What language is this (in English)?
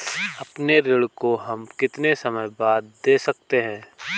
Hindi